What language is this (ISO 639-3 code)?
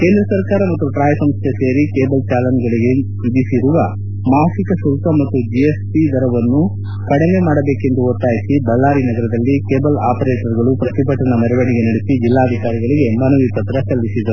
kan